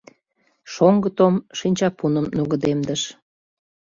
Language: Mari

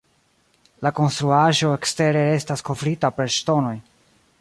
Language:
Esperanto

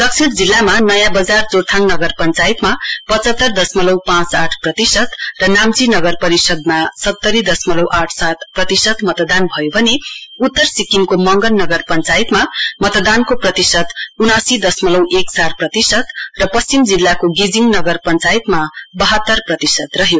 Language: Nepali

